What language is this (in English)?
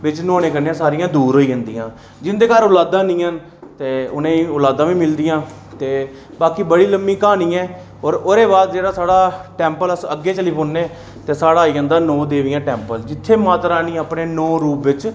Dogri